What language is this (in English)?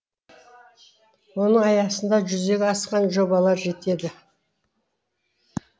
Kazakh